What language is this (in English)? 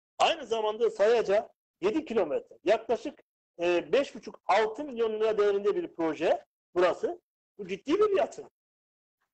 Turkish